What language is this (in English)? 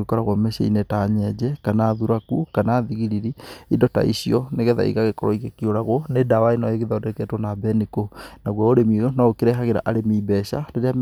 Kikuyu